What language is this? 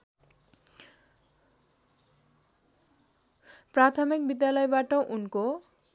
Nepali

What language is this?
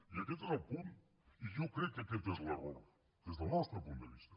Catalan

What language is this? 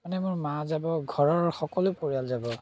Assamese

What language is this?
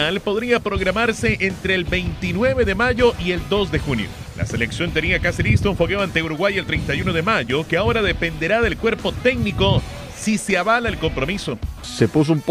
Spanish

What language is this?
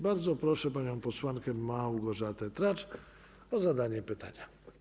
Polish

